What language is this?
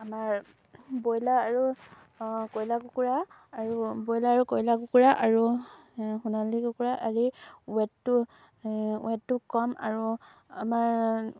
Assamese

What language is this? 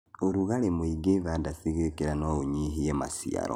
Kikuyu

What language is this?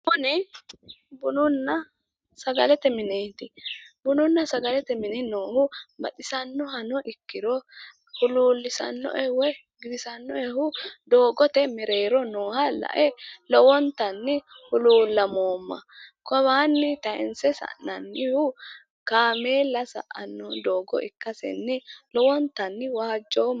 Sidamo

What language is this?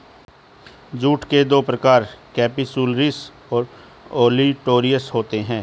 Hindi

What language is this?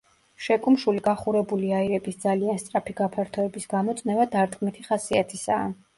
Georgian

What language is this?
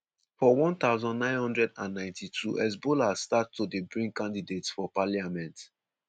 Nigerian Pidgin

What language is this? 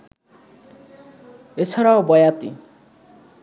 Bangla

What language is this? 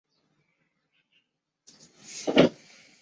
Chinese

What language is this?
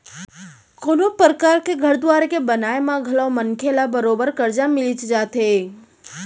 Chhattisgarhi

